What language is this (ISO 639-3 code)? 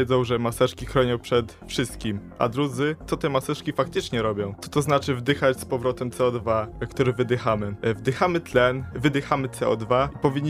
pol